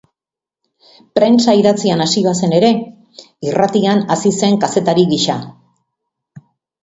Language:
Basque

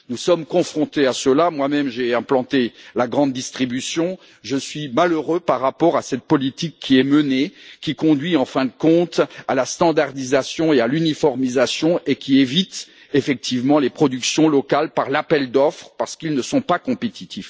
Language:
French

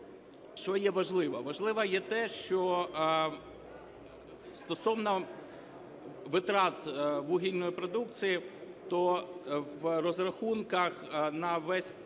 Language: Ukrainian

